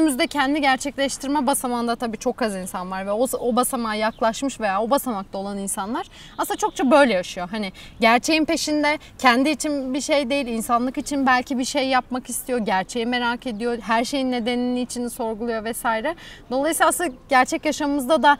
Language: Turkish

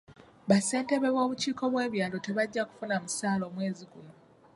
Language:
Ganda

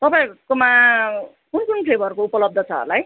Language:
Nepali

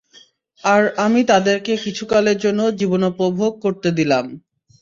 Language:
Bangla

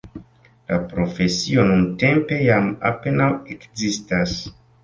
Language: Esperanto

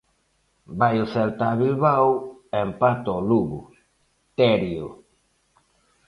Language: Galician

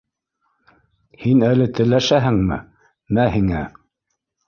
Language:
Bashkir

